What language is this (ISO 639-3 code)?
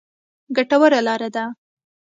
pus